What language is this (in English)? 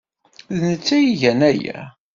Kabyle